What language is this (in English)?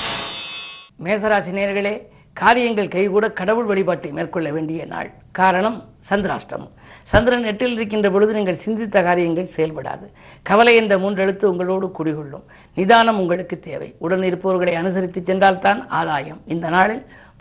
Tamil